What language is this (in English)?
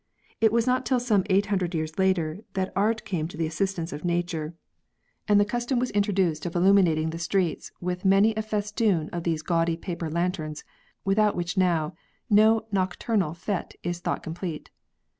English